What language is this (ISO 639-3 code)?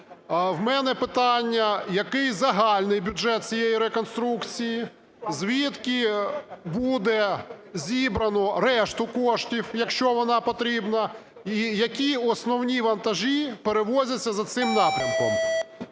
ukr